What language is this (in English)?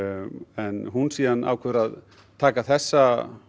Icelandic